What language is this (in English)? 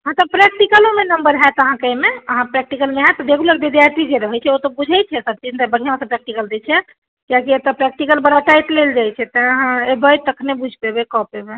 Maithili